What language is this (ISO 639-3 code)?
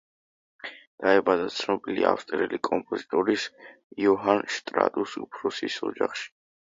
kat